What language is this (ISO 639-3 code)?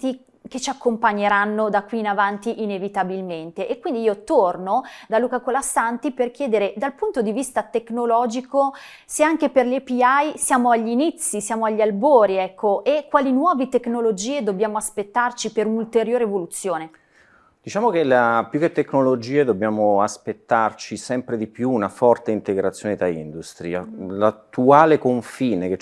ita